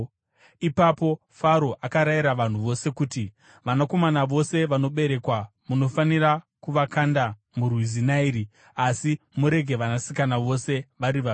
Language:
Shona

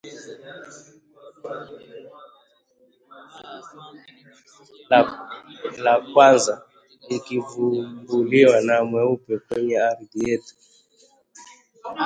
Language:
Swahili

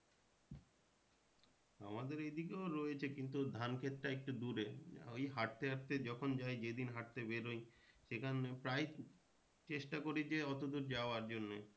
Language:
Bangla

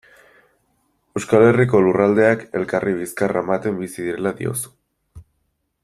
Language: Basque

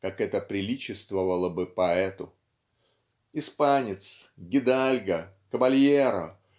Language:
Russian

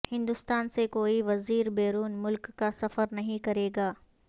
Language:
Urdu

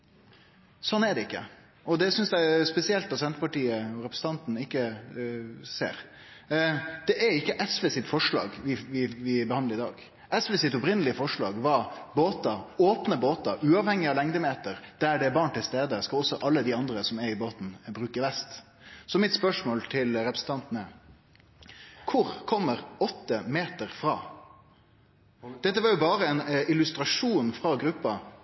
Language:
Norwegian Nynorsk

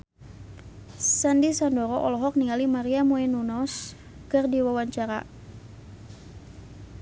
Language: Sundanese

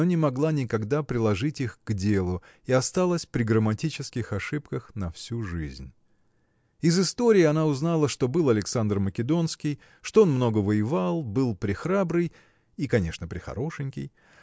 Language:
Russian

